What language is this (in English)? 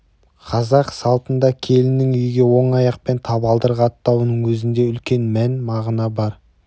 Kazakh